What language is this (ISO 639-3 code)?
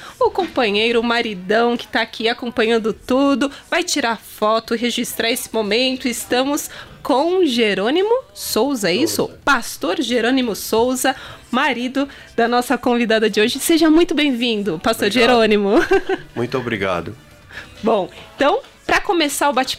por